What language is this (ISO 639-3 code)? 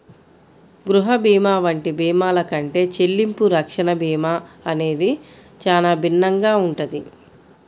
tel